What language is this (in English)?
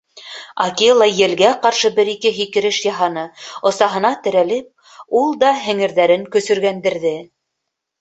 Bashkir